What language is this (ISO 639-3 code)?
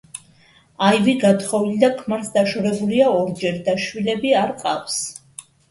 kat